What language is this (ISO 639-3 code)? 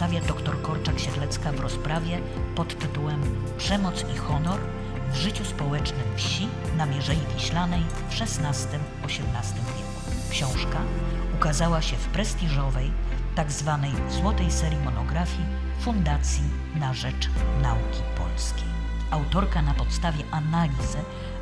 pol